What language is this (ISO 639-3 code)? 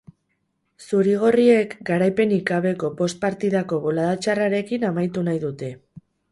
eus